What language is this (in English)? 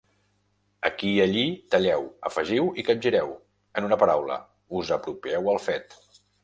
Catalan